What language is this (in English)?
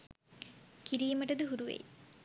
Sinhala